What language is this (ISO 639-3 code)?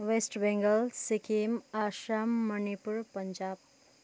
nep